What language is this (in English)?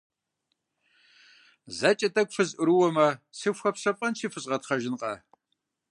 Kabardian